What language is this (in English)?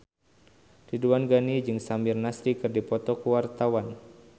Sundanese